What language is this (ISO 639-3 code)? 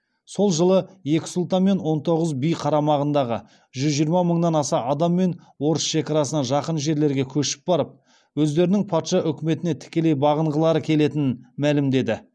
kaz